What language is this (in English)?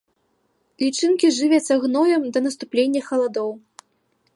Belarusian